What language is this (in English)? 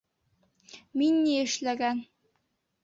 Bashkir